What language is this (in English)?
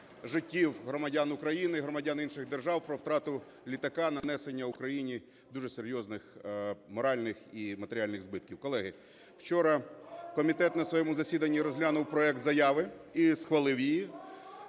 Ukrainian